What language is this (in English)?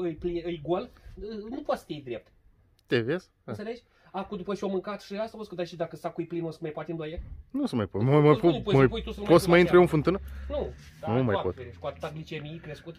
Romanian